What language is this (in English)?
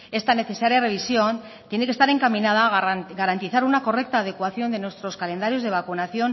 Spanish